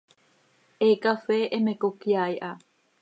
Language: Seri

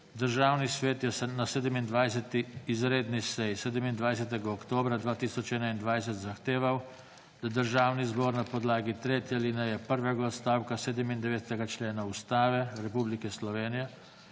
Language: Slovenian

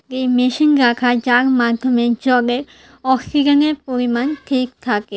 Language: Bangla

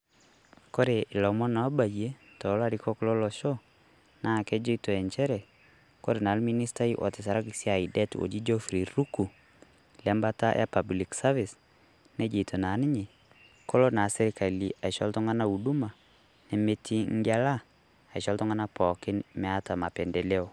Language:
Masai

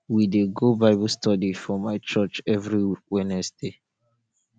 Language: Nigerian Pidgin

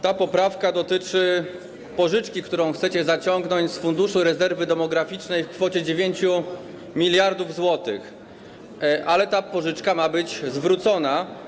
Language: Polish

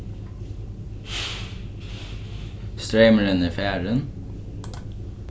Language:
Faroese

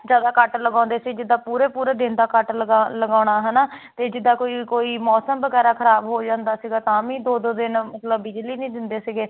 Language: Punjabi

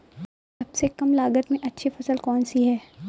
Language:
Hindi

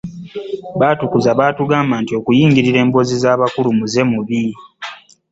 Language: Ganda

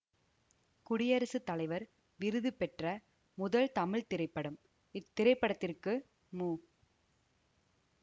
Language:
Tamil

